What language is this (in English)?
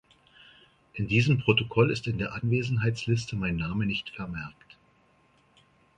German